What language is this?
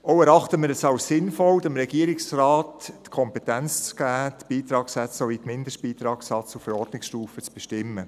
Swiss German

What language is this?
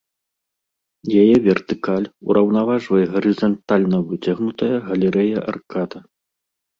Belarusian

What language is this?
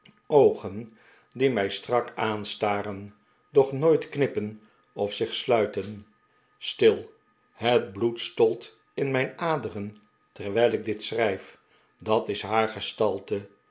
Dutch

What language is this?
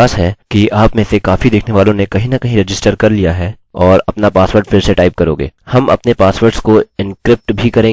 Hindi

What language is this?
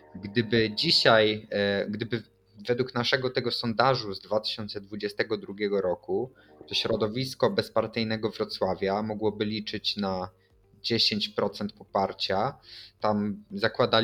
Polish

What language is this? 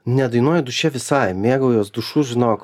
Lithuanian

